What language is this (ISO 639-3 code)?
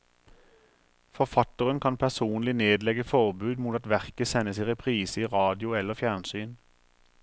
nor